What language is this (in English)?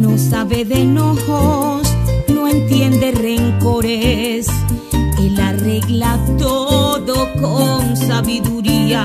Spanish